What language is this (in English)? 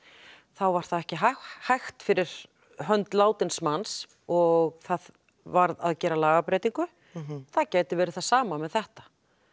Icelandic